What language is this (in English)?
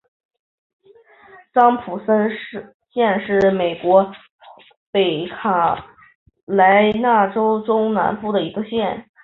Chinese